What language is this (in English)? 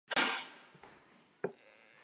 Chinese